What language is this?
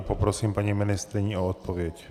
Czech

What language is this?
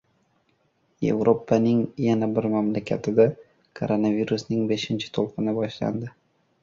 Uzbek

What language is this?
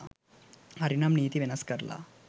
Sinhala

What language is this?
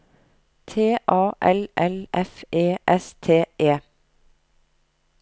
Norwegian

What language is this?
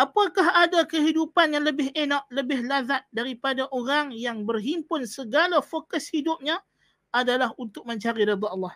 Malay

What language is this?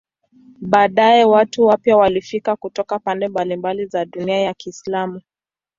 Swahili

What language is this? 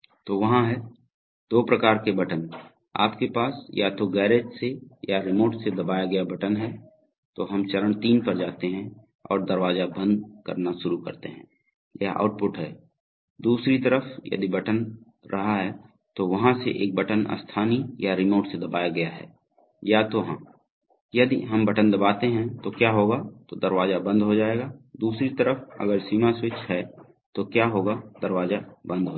Hindi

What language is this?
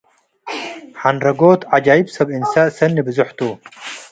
Tigre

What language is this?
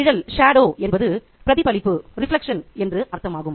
Tamil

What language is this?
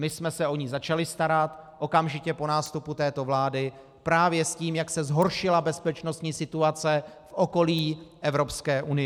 Czech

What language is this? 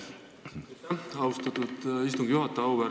Estonian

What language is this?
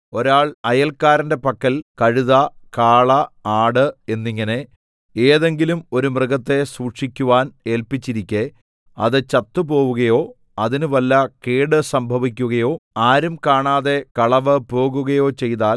Malayalam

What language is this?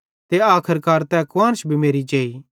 Bhadrawahi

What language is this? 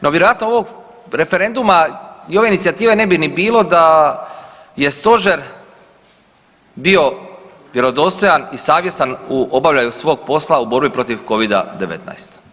Croatian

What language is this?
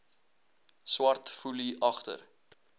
Afrikaans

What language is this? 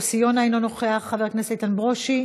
Hebrew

